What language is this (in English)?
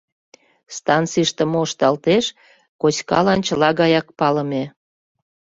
Mari